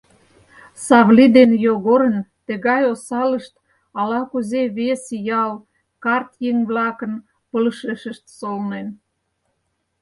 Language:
Mari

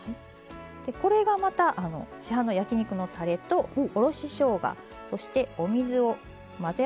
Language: Japanese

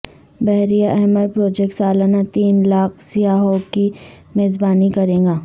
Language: Urdu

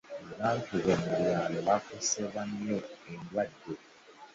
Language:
Ganda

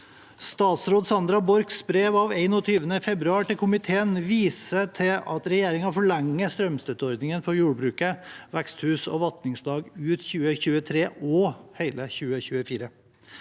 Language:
Norwegian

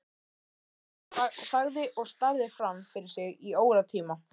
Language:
Icelandic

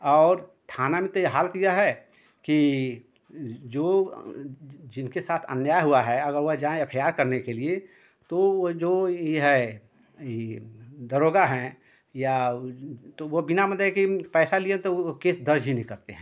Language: Hindi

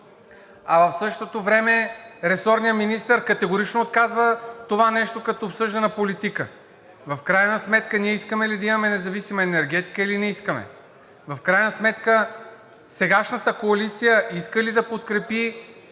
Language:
Bulgarian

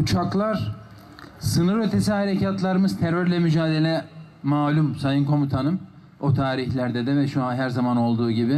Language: Turkish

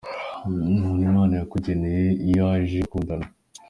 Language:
Kinyarwanda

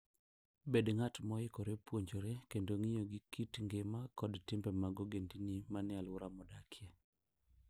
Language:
Luo (Kenya and Tanzania)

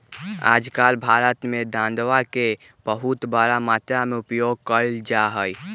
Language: Magahi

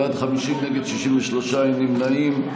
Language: Hebrew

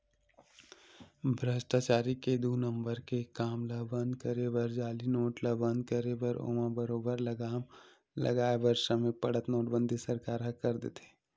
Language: Chhattisgarhi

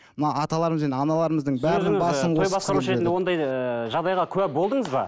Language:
Kazakh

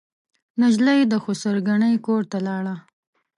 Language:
Pashto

